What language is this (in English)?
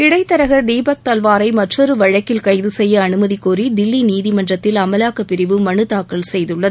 Tamil